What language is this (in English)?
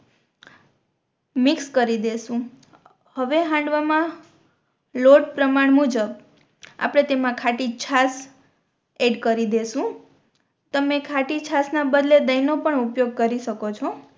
Gujarati